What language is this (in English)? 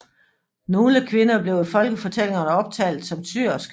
Danish